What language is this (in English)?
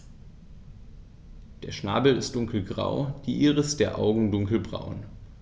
German